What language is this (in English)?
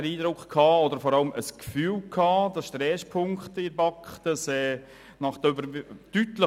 Swiss German